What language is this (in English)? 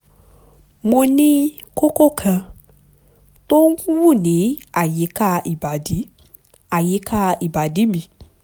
Yoruba